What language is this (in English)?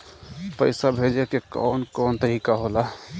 Bhojpuri